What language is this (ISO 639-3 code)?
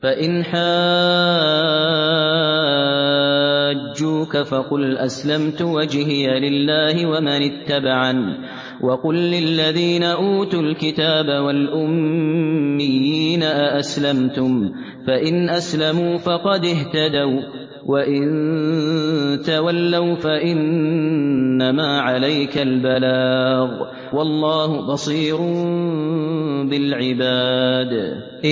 ara